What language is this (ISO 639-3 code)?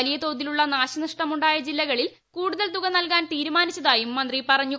mal